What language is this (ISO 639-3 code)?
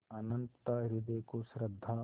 hin